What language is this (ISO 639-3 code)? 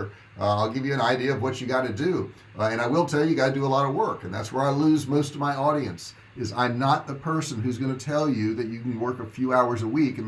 eng